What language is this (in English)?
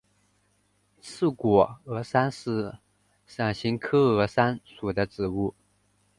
Chinese